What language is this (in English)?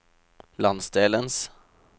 Norwegian